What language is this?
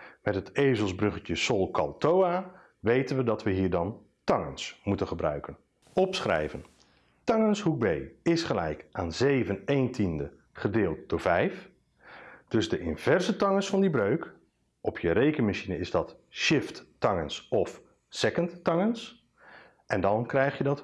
Dutch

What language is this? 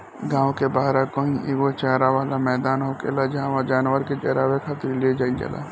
Bhojpuri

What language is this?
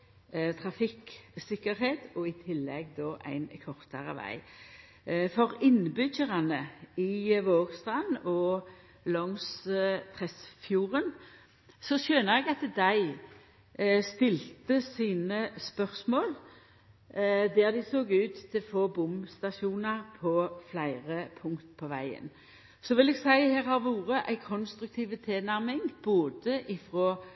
Norwegian Nynorsk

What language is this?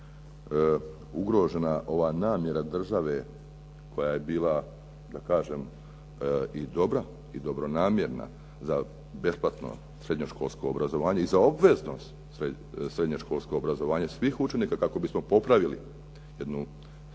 Croatian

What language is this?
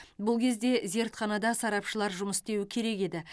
Kazakh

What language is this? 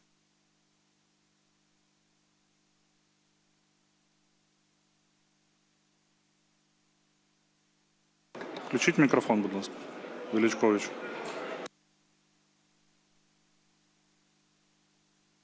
Ukrainian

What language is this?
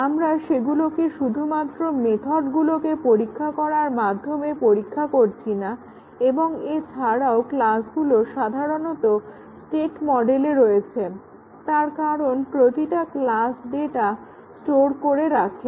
Bangla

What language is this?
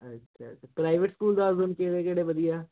Punjabi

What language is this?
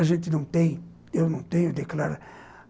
Portuguese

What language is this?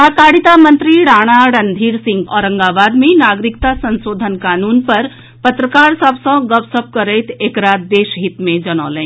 Maithili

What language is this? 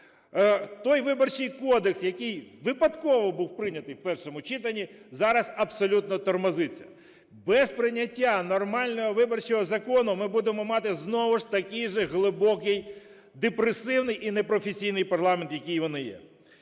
Ukrainian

